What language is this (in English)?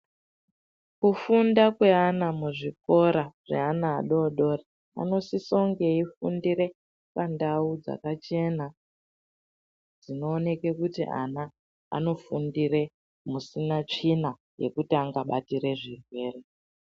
Ndau